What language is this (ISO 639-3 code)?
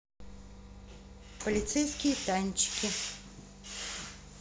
rus